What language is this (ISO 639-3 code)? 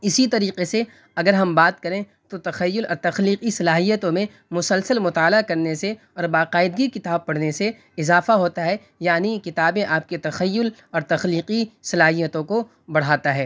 urd